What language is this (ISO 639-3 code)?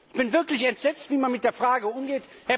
deu